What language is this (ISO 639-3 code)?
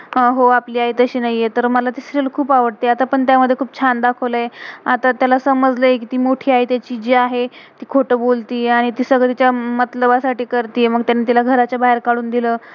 mar